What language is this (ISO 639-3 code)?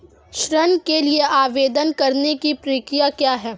hin